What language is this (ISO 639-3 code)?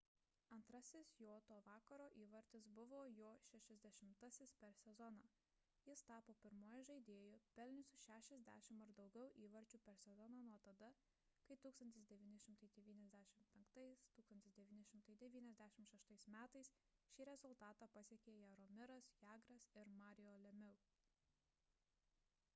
lit